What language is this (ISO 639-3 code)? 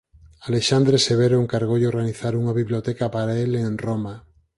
glg